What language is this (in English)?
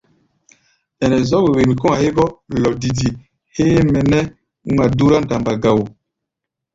Gbaya